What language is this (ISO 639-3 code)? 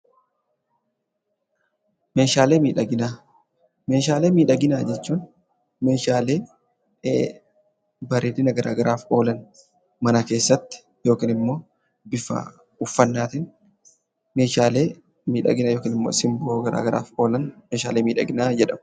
orm